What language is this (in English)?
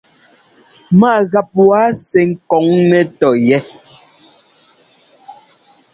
Ngomba